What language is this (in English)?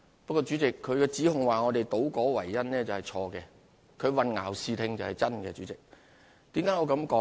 Cantonese